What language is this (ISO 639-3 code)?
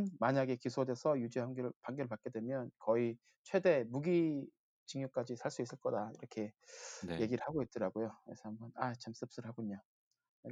kor